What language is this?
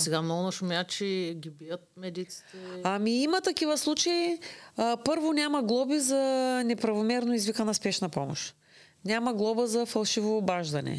Bulgarian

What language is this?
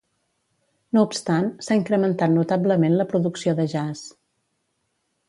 Catalan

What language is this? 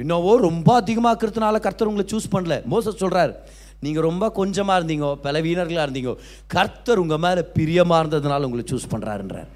Tamil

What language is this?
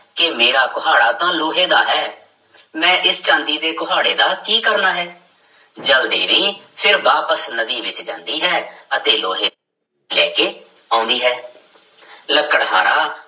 Punjabi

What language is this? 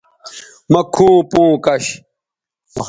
Bateri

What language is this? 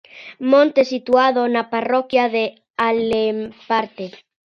Galician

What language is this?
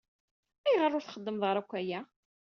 Kabyle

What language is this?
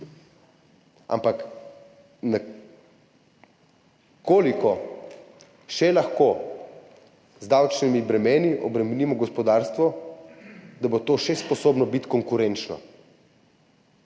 Slovenian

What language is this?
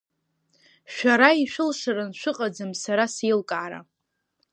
Abkhazian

